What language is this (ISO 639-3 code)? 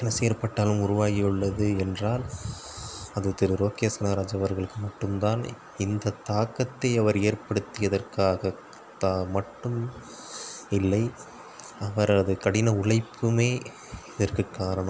tam